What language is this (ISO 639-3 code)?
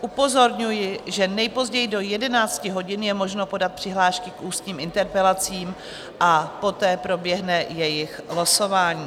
ces